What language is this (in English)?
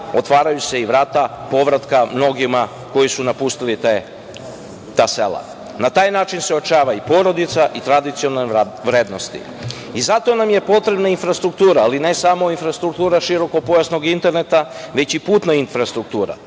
Serbian